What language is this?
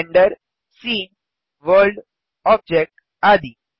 Hindi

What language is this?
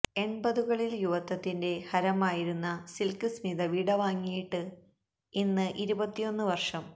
Malayalam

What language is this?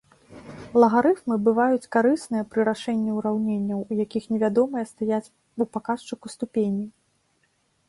Belarusian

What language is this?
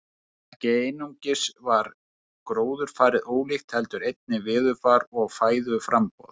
Icelandic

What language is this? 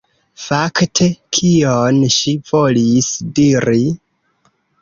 Esperanto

